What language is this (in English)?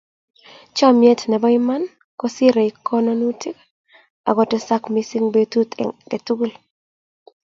Kalenjin